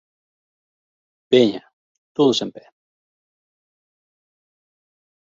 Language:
Galician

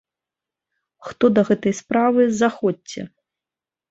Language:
Belarusian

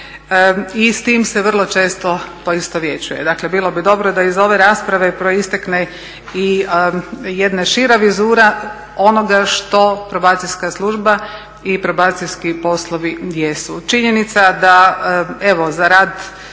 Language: Croatian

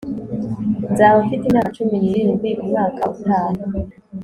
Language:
Kinyarwanda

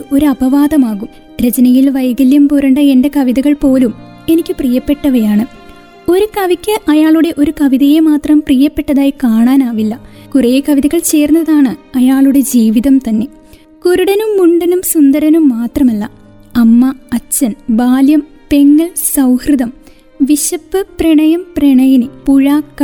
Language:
Malayalam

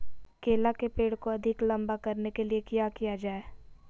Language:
Magahi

